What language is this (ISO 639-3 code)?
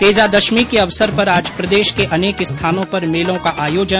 hin